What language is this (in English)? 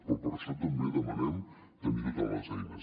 Catalan